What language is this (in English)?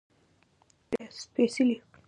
Pashto